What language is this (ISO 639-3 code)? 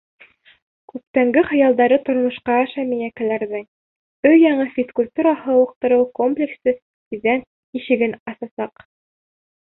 bak